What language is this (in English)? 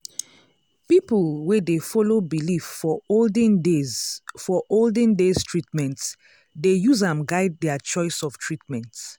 Nigerian Pidgin